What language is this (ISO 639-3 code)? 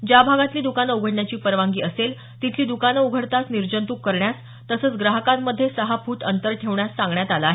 mar